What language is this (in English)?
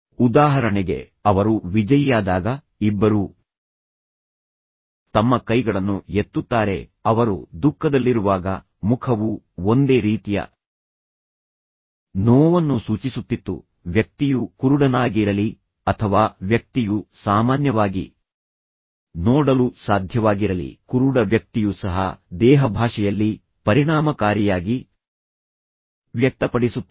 Kannada